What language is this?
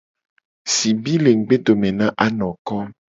Gen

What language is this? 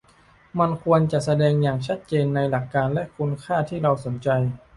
Thai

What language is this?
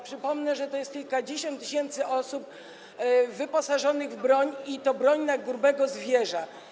Polish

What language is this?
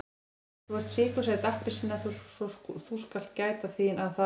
Icelandic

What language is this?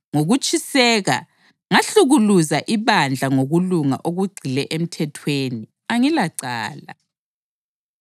North Ndebele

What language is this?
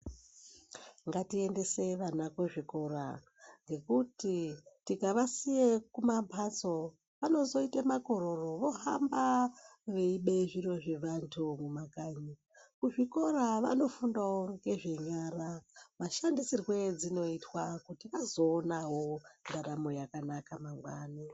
Ndau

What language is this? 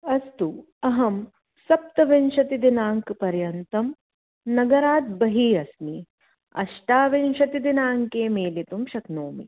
Sanskrit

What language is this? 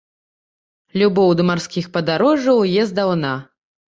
Belarusian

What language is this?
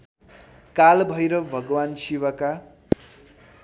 Nepali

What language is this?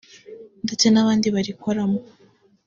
Kinyarwanda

